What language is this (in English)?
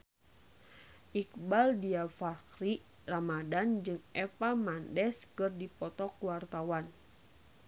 Sundanese